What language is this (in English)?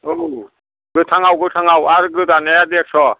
Bodo